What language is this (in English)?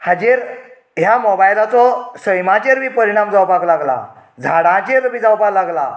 Konkani